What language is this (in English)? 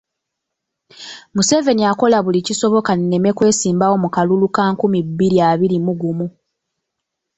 Ganda